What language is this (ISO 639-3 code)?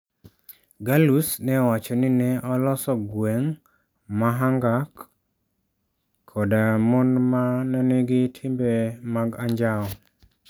luo